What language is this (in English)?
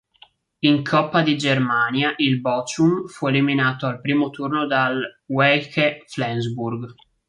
Italian